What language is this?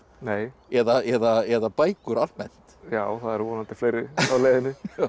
Icelandic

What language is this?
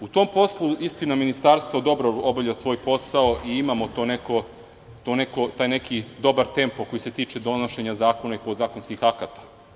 Serbian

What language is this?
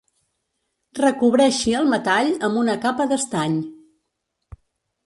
Catalan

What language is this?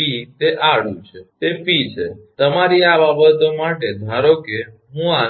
Gujarati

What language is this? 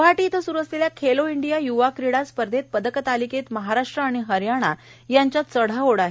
Marathi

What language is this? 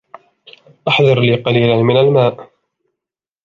Arabic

